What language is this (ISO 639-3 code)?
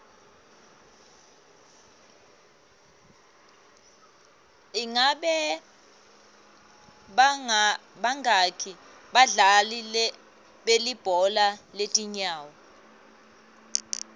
ssw